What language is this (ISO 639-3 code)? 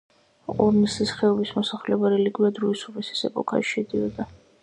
kat